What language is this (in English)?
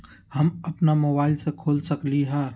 Magahi